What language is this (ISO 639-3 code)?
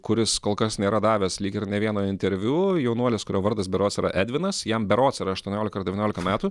lit